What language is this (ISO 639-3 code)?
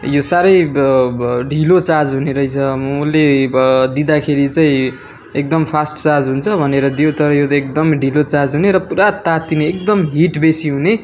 nep